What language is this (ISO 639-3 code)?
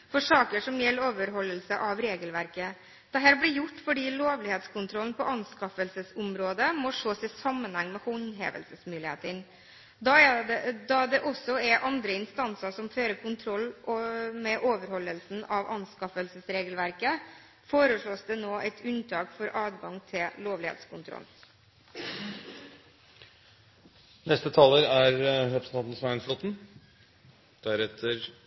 nob